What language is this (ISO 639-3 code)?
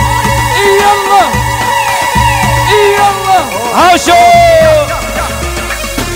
ara